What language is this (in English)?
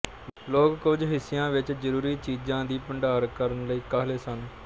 Punjabi